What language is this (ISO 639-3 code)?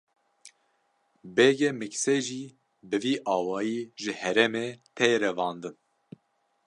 kur